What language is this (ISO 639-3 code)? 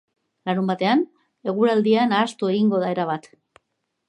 eus